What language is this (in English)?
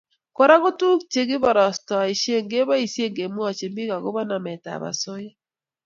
Kalenjin